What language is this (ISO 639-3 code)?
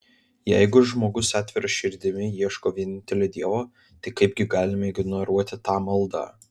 lit